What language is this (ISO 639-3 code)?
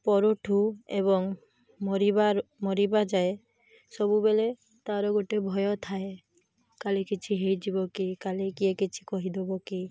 ori